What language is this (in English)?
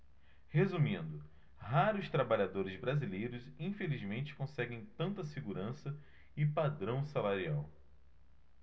Portuguese